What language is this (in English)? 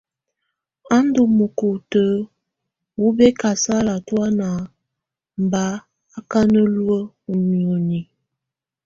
Tunen